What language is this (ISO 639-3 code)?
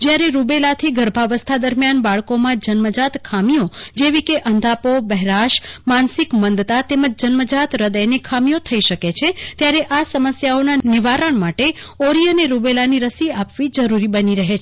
guj